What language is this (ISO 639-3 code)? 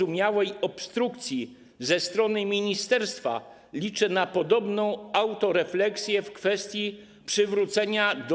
pol